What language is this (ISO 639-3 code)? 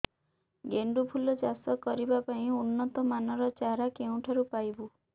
ori